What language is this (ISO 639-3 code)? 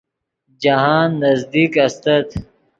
ydg